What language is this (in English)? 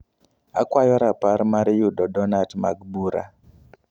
Luo (Kenya and Tanzania)